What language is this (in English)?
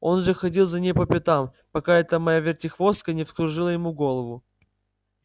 Russian